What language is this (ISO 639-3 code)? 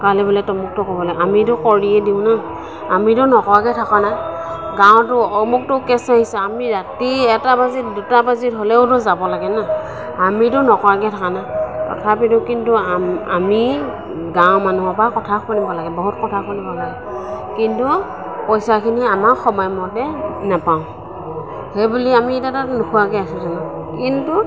asm